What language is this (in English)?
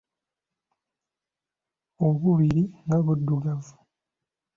Ganda